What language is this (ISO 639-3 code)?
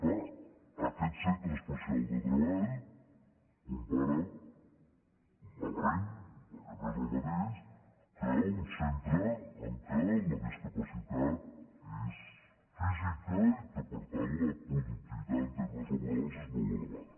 cat